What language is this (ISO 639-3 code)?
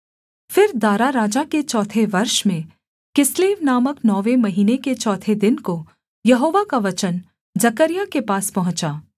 hin